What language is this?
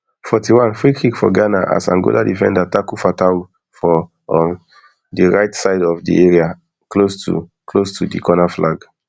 Nigerian Pidgin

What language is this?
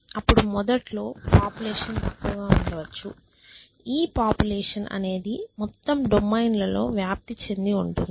Telugu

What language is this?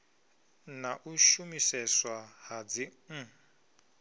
Venda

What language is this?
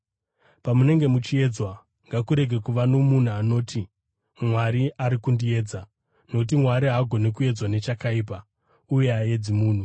Shona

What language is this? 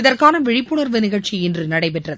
Tamil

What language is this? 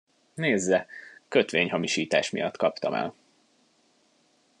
Hungarian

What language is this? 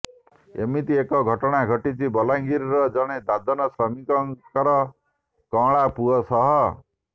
Odia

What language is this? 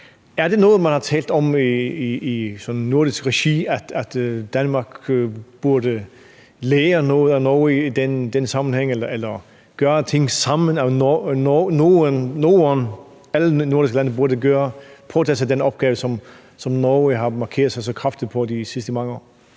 Danish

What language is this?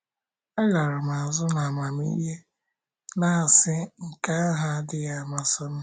Igbo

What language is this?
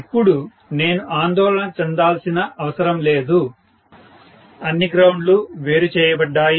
Telugu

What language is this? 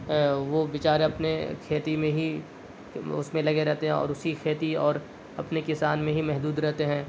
Urdu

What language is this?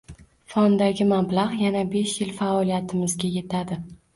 Uzbek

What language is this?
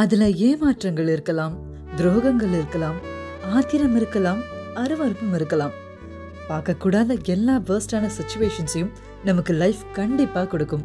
Tamil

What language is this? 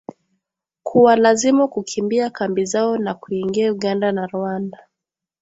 Swahili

